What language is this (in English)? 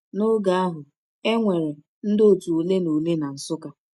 Igbo